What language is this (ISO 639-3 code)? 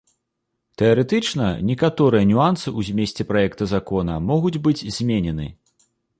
bel